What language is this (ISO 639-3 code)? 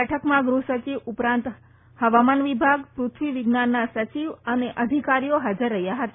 guj